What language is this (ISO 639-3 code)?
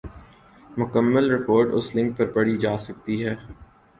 urd